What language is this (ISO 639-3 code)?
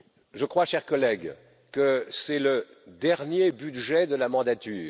fra